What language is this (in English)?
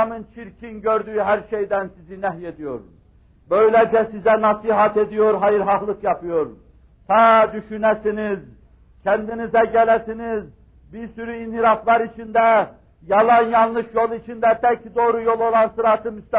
Turkish